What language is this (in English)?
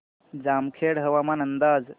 Marathi